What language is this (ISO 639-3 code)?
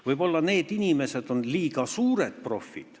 est